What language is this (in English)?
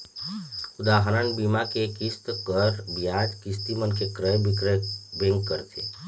Chhattisgarhi